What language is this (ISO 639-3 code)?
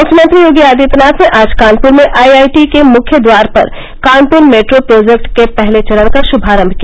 hin